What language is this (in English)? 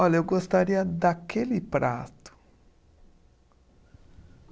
Portuguese